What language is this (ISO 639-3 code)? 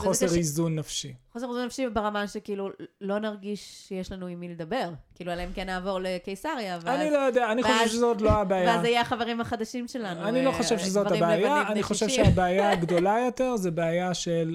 heb